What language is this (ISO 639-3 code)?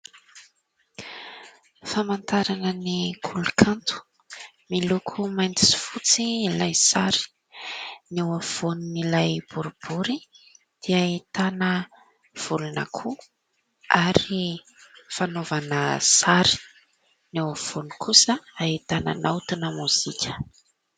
mlg